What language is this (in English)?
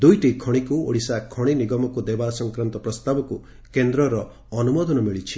Odia